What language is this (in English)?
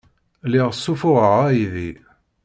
Kabyle